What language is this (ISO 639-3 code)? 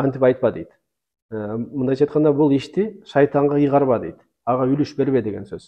tur